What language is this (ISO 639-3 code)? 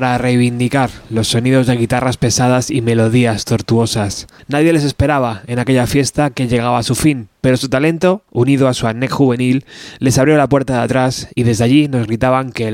spa